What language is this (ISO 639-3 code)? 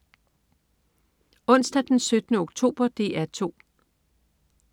dan